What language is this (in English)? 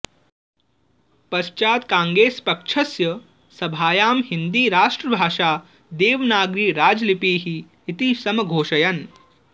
Sanskrit